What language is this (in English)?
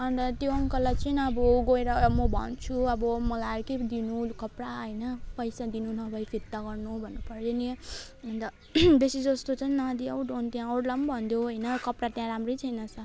Nepali